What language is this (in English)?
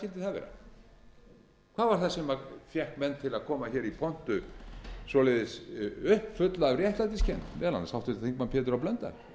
Icelandic